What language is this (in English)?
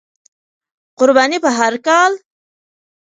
Pashto